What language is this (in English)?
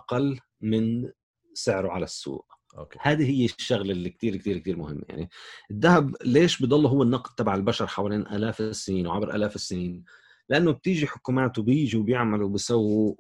Arabic